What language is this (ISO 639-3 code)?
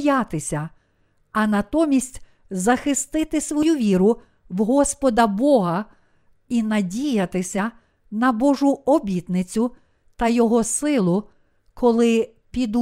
ukr